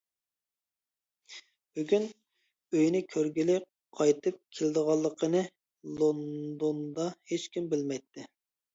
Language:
Uyghur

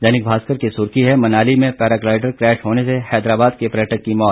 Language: Hindi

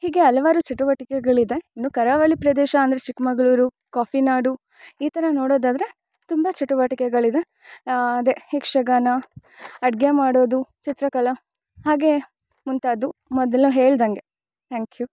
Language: Kannada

